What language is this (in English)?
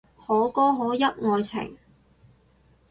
Cantonese